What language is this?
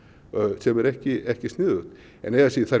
Icelandic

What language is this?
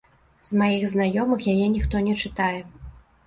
Belarusian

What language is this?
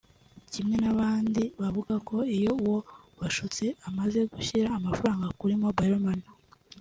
Kinyarwanda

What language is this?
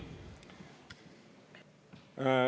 Estonian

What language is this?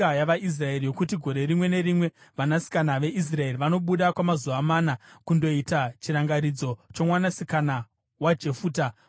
Shona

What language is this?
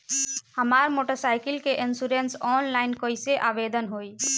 Bhojpuri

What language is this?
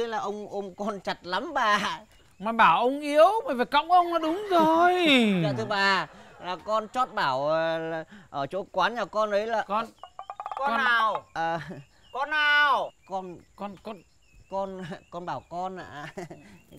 Vietnamese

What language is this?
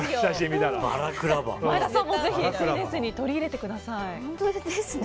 Japanese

